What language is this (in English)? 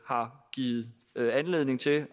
Danish